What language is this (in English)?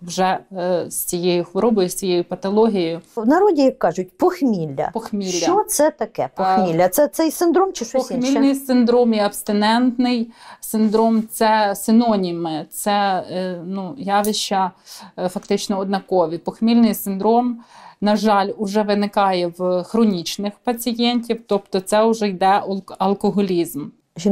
Ukrainian